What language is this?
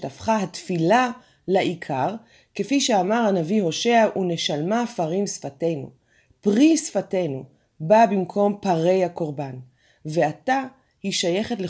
Hebrew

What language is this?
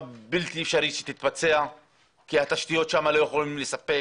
Hebrew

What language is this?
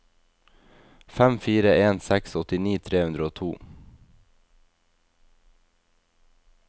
Norwegian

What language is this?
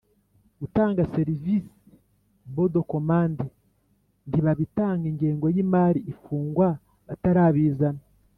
Kinyarwanda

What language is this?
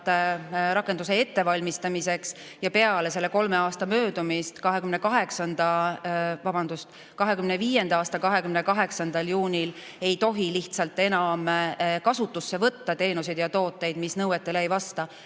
Estonian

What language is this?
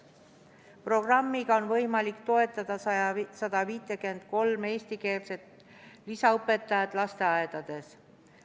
Estonian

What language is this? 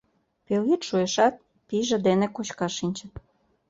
Mari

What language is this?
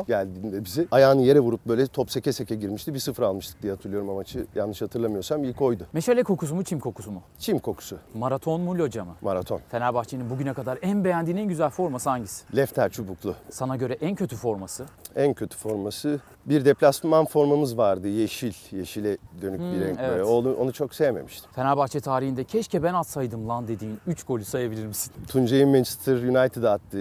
Turkish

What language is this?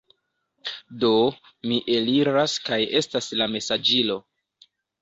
Esperanto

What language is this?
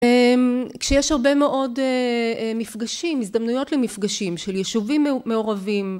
Hebrew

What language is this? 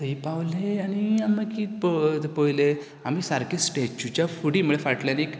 Konkani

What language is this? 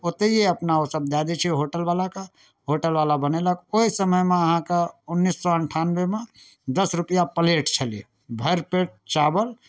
Maithili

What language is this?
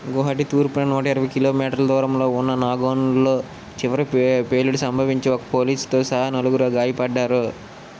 Telugu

